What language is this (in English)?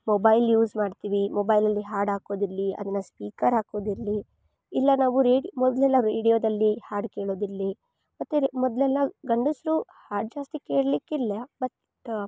Kannada